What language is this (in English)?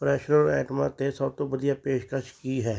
Punjabi